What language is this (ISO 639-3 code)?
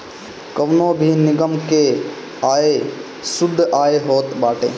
bho